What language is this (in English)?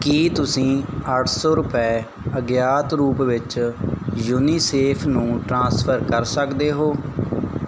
Punjabi